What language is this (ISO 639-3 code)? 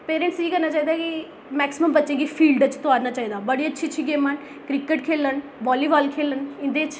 doi